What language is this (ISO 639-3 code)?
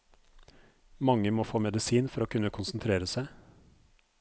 nor